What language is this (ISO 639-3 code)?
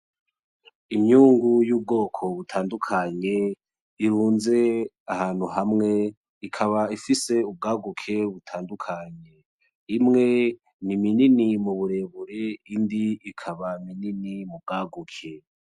run